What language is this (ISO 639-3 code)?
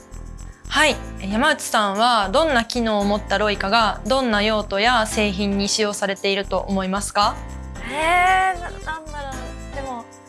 jpn